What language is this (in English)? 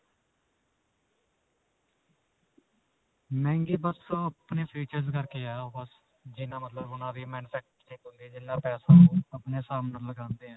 Punjabi